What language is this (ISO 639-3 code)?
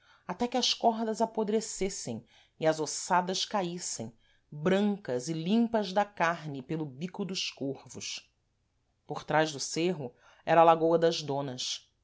por